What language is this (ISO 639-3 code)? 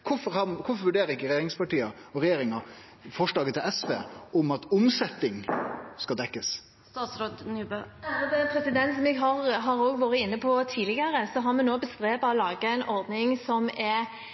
nor